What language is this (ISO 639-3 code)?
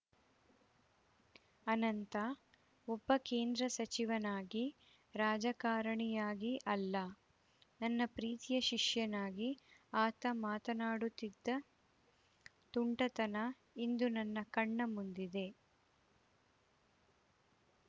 kan